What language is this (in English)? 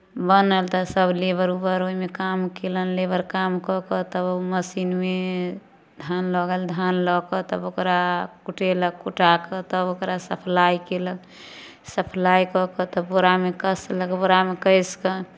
Maithili